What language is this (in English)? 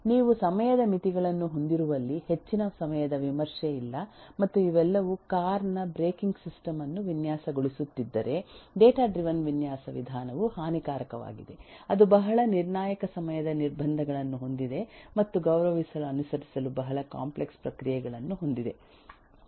Kannada